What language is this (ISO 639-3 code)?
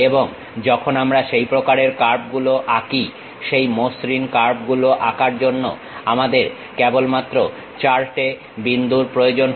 ben